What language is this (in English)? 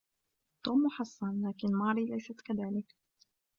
Arabic